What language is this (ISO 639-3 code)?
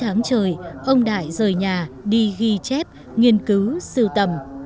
vie